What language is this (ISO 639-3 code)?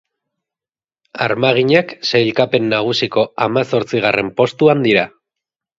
eus